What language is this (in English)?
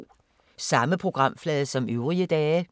Danish